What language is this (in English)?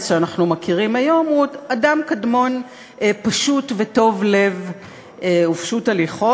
Hebrew